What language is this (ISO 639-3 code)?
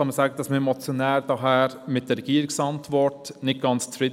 gsw